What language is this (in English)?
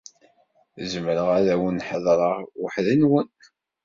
Kabyle